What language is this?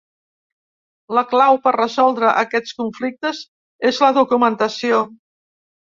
Catalan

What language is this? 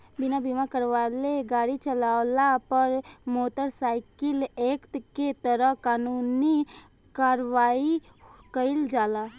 Bhojpuri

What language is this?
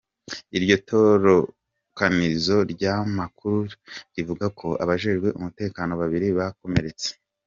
Kinyarwanda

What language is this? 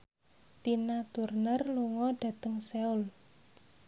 Javanese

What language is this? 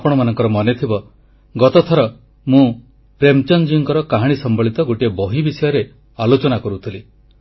Odia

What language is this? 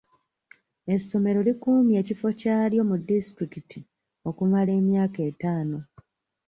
Ganda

